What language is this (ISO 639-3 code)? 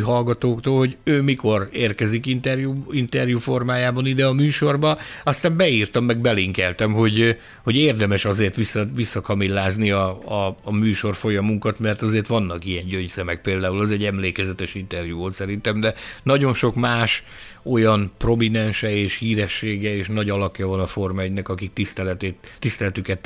hun